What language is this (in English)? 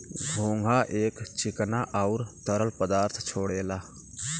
Bhojpuri